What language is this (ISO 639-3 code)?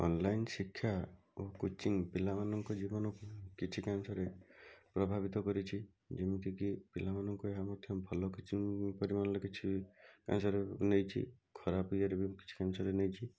ori